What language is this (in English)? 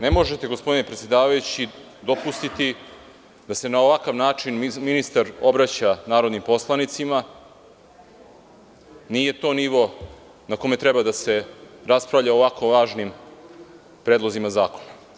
Serbian